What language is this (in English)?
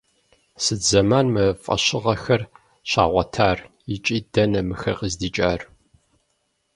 Kabardian